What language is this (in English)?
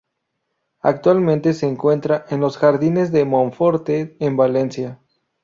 Spanish